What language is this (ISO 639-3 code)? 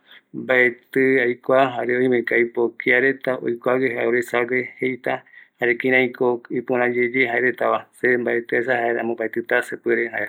gui